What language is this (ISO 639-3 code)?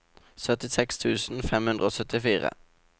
nor